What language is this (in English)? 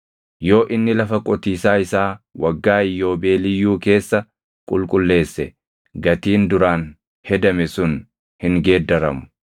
Oromo